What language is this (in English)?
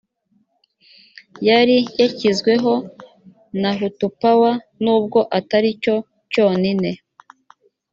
Kinyarwanda